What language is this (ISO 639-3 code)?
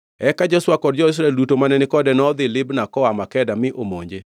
luo